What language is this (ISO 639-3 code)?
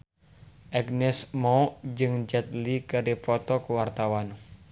sun